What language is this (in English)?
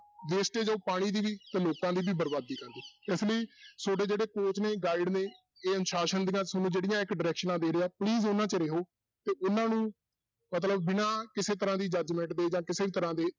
Punjabi